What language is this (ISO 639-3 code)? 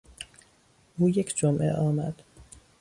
fas